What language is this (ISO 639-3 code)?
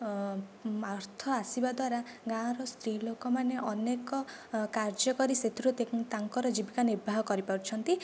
ori